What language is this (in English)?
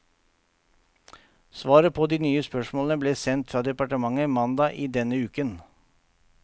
Norwegian